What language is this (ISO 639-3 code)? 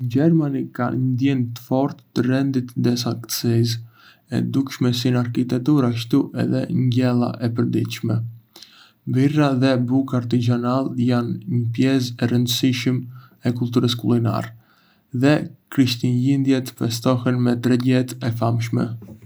aae